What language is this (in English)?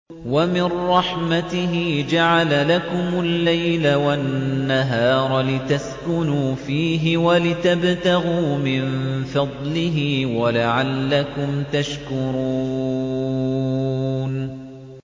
Arabic